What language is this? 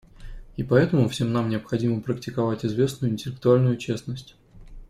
Russian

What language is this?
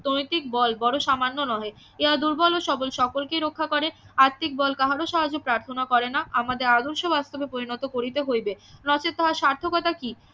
Bangla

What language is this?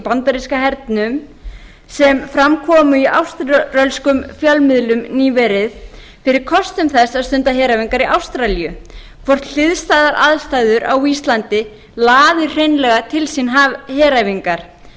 Icelandic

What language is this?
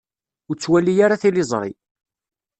Kabyle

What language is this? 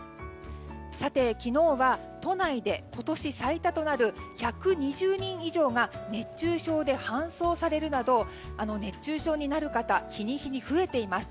Japanese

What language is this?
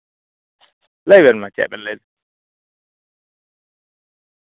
Santali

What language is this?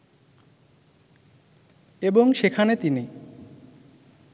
Bangla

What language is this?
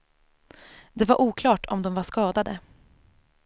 Swedish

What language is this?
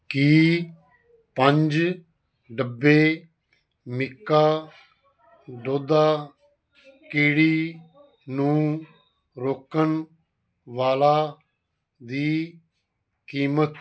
Punjabi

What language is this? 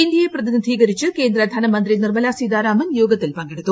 Malayalam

